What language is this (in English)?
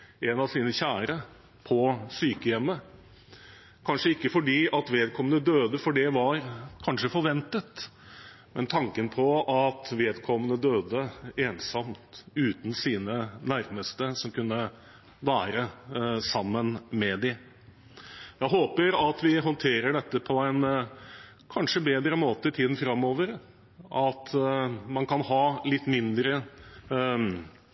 Norwegian Bokmål